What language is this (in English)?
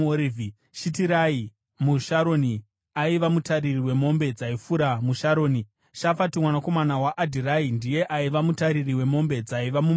Shona